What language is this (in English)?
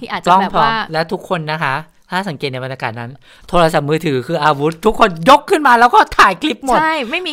Thai